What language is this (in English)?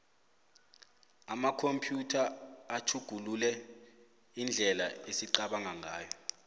South Ndebele